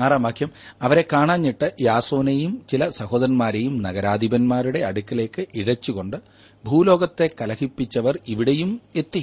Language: Malayalam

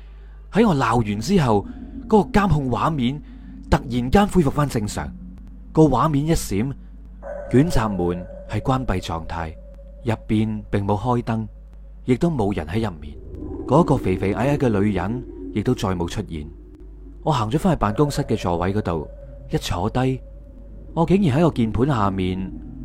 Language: Chinese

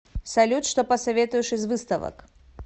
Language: Russian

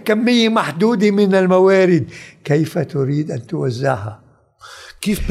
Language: Arabic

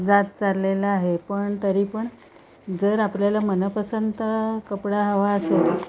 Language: Marathi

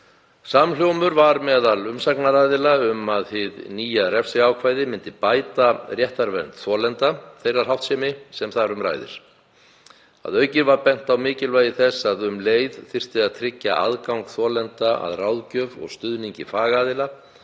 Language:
Icelandic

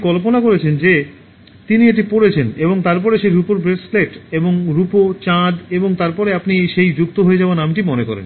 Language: Bangla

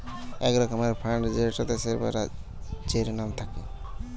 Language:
Bangla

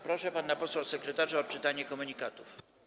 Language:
Polish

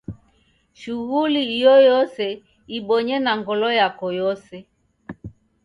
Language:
Taita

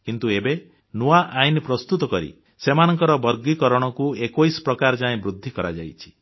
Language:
Odia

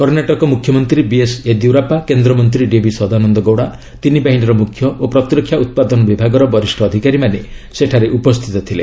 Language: Odia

